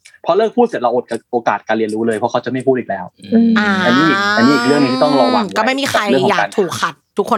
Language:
Thai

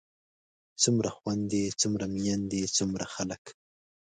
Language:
Pashto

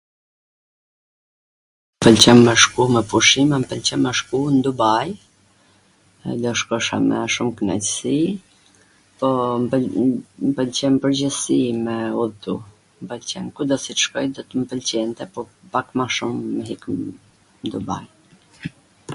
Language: Gheg Albanian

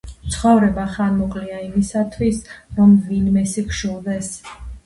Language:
Georgian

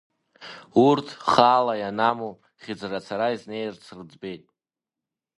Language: Abkhazian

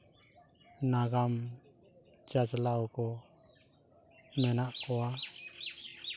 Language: Santali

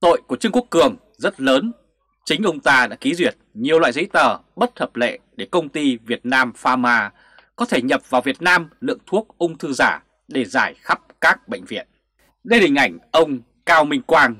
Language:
Vietnamese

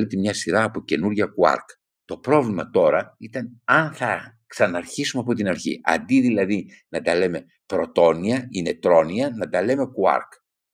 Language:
Greek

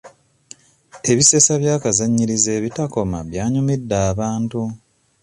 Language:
Ganda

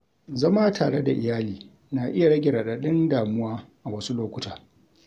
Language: Hausa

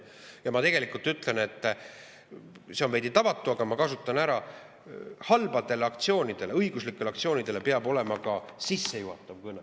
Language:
Estonian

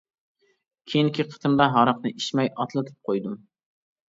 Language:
Uyghur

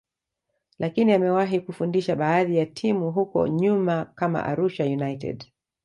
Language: Swahili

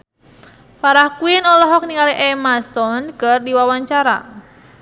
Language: Sundanese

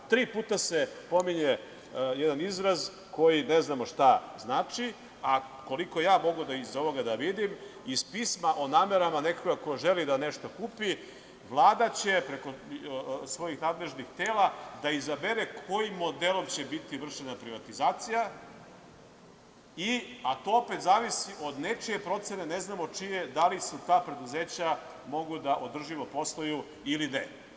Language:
Serbian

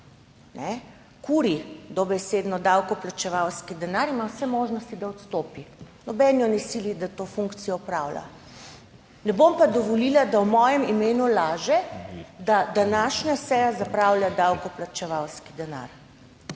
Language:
Slovenian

